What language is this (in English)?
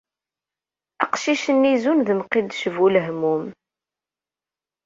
Kabyle